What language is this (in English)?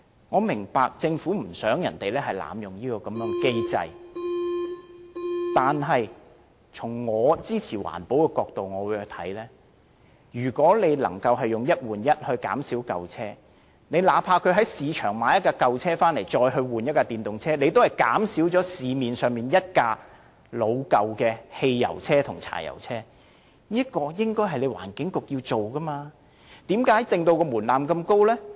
Cantonese